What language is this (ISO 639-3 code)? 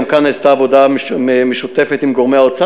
heb